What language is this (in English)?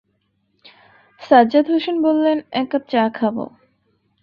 Bangla